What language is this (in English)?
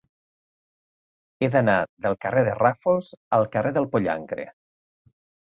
Catalan